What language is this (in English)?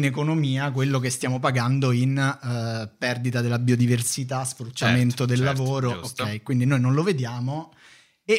Italian